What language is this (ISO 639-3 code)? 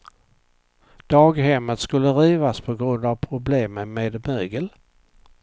swe